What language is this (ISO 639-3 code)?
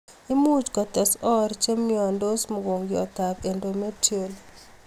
kln